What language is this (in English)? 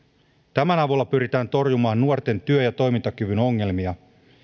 Finnish